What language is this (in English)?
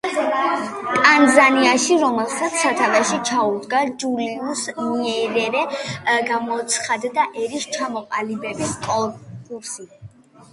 Georgian